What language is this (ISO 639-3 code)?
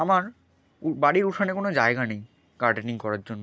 ben